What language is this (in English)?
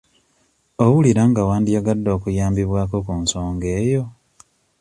Ganda